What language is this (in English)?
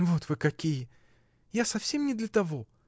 Russian